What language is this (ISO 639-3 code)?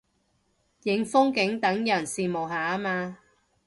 yue